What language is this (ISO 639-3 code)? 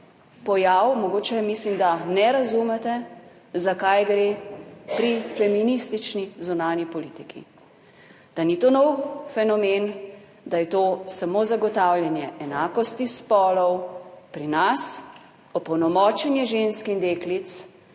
slv